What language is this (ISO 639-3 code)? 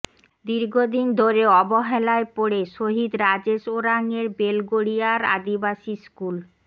ben